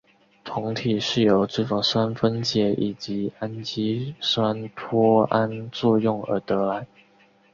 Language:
Chinese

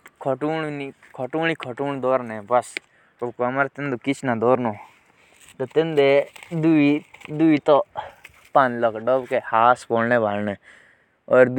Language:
Jaunsari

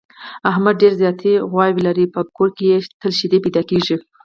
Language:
Pashto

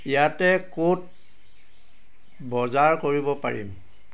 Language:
Assamese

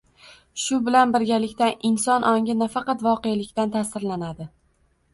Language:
Uzbek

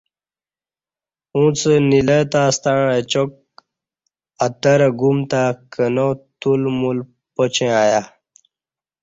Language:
Kati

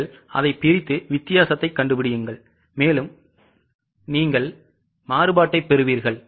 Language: Tamil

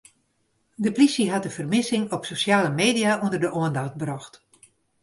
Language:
Western Frisian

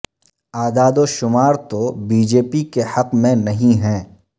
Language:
Urdu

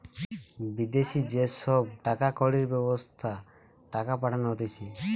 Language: Bangla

